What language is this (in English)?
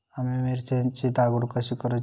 Marathi